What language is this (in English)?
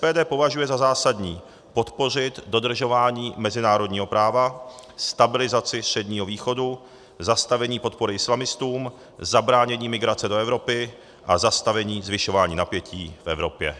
Czech